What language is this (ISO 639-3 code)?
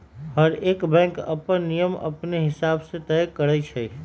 mag